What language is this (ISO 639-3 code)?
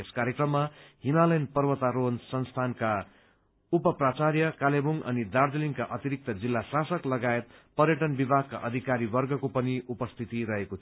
nep